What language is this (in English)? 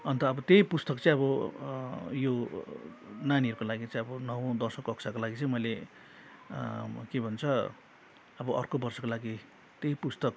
Nepali